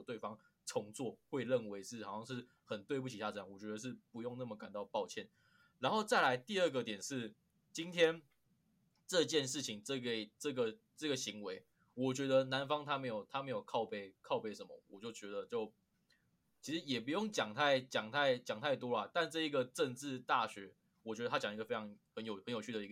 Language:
Chinese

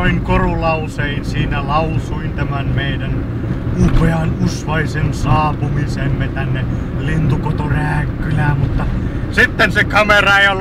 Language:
Finnish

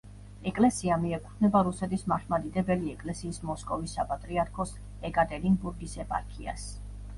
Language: Georgian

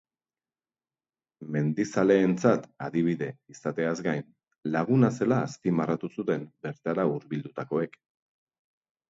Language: Basque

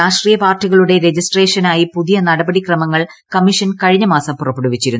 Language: Malayalam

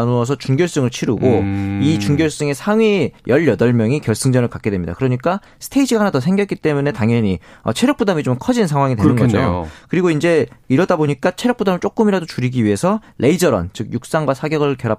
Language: Korean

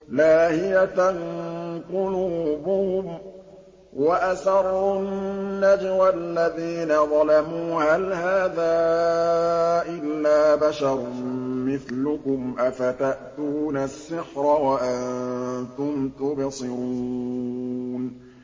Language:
Arabic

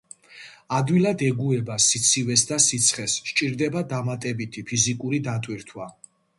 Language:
Georgian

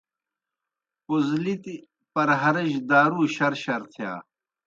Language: Kohistani Shina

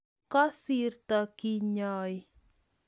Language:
Kalenjin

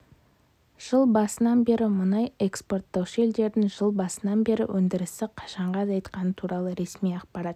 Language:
Kazakh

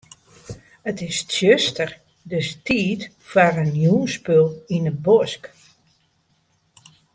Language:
Western Frisian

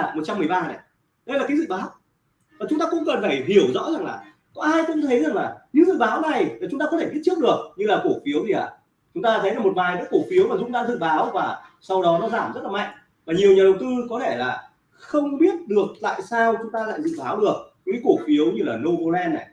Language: Vietnamese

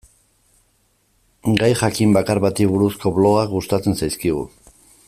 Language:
Basque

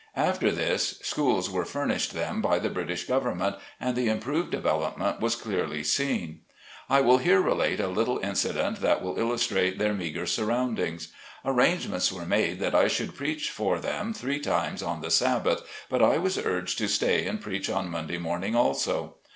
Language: English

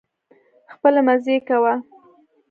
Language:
Pashto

